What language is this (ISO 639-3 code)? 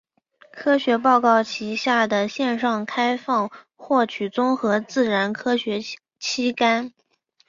zho